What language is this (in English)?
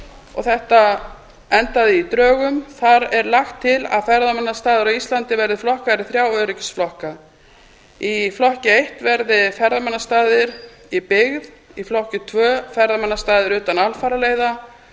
Icelandic